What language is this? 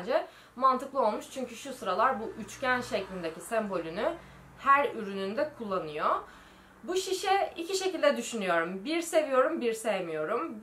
Turkish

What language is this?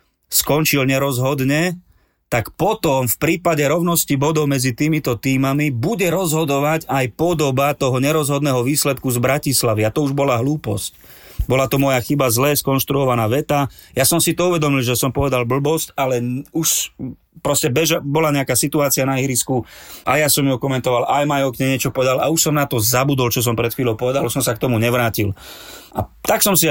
Slovak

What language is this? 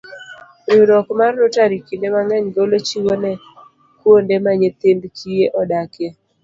Luo (Kenya and Tanzania)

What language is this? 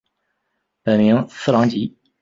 Chinese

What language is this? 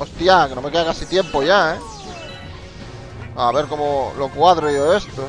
Spanish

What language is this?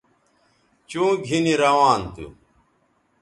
Bateri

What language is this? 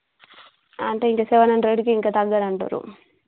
Telugu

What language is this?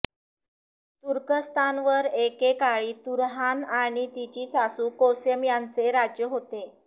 Marathi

